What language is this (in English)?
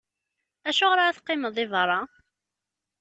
Kabyle